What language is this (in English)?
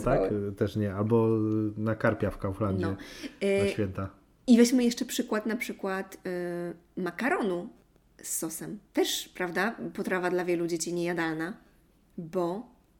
Polish